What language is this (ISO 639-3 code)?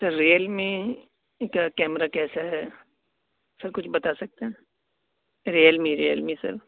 urd